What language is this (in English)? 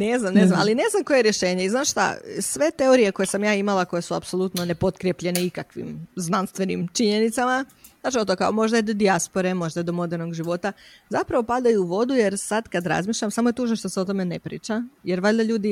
Croatian